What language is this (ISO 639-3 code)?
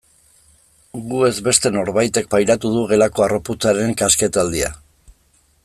eus